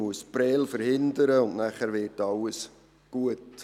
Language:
Swiss German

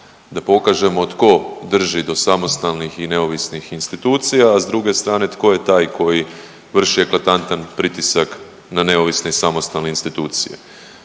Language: Croatian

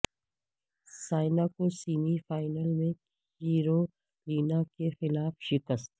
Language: Urdu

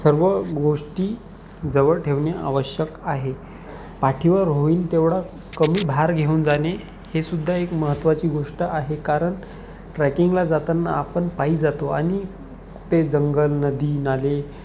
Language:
Marathi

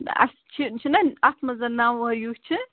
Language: Kashmiri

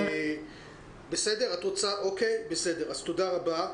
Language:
Hebrew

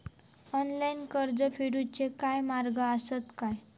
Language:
Marathi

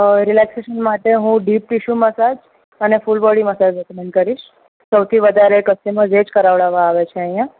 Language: Gujarati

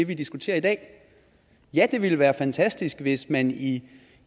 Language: Danish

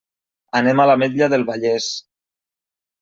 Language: Catalan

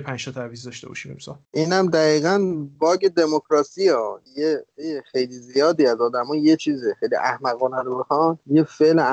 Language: Persian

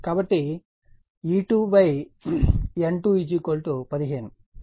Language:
Telugu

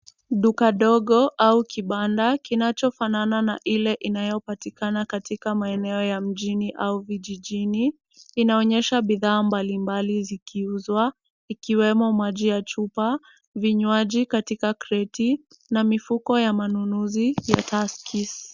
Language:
Swahili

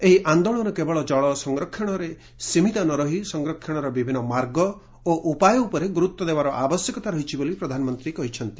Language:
Odia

